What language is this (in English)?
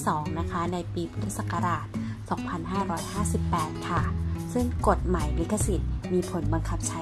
Thai